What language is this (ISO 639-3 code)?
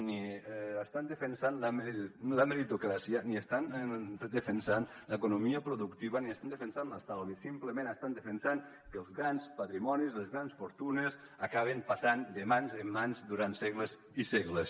cat